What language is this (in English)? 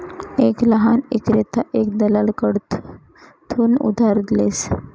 Marathi